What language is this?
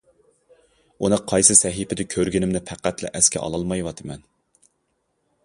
Uyghur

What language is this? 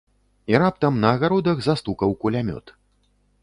Belarusian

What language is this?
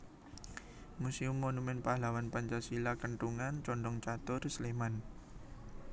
Javanese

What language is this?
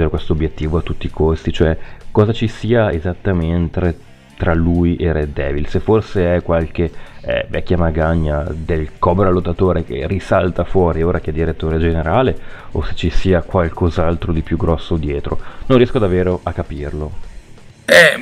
Italian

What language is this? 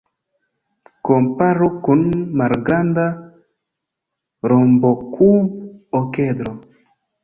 Esperanto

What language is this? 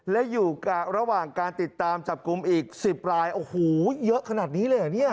Thai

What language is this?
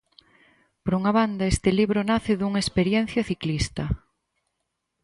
Galician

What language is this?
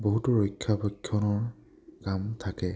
Assamese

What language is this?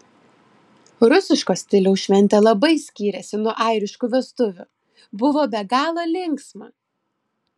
Lithuanian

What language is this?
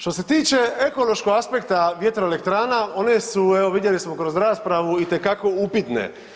Croatian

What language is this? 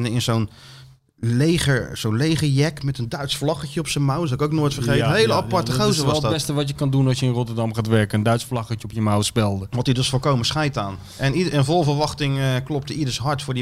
Dutch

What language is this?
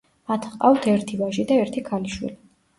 Georgian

